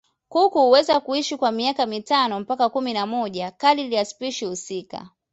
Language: Swahili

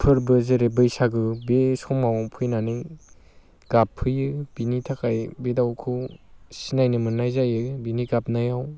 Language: Bodo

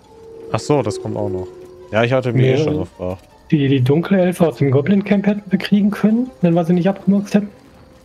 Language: German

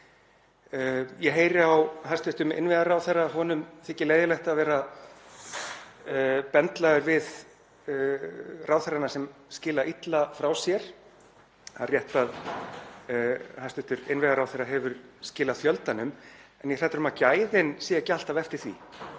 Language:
Icelandic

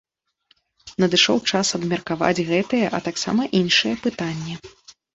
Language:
Belarusian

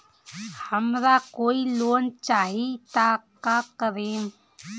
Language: Bhojpuri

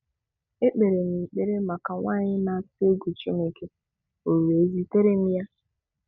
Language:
Igbo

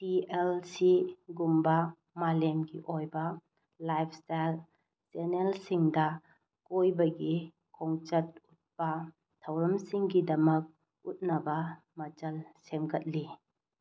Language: Manipuri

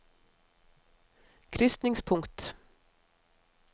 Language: Norwegian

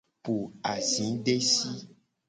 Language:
Gen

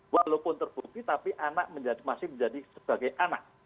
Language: Indonesian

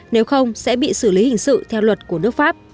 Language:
Vietnamese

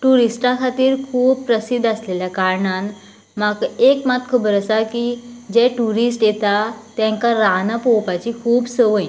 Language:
Konkani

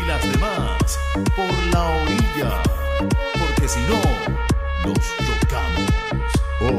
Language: Spanish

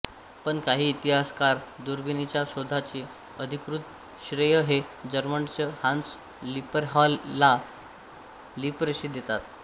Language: Marathi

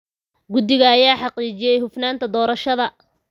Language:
Somali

